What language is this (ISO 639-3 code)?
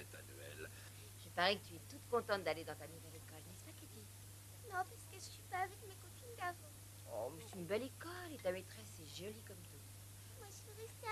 fra